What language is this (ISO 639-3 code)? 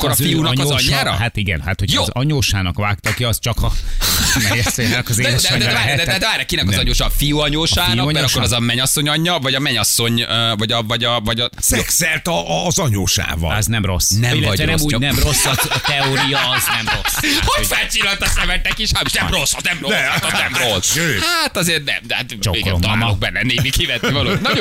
hun